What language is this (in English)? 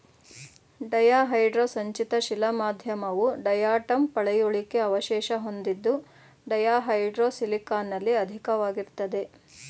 Kannada